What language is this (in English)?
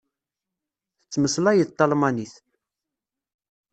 Kabyle